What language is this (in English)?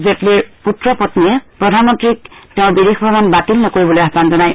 Assamese